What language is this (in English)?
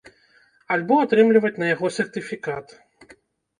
Belarusian